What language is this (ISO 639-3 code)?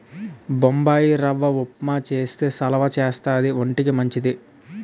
tel